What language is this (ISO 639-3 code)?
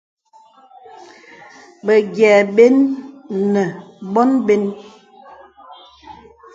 beb